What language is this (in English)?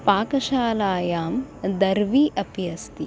Sanskrit